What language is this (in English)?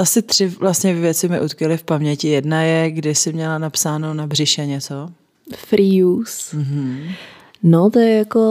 Czech